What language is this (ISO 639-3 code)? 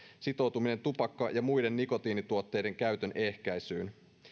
fin